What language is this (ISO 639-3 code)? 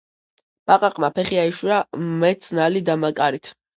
kat